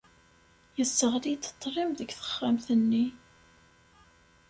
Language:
Kabyle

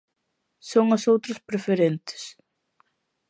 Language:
Galician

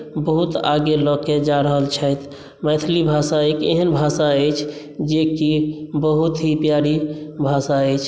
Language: Maithili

